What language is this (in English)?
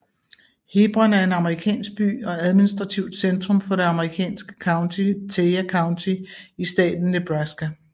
Danish